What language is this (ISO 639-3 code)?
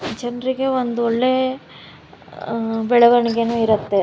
kan